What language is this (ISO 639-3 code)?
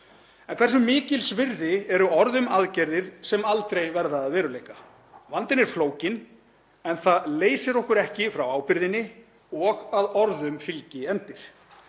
isl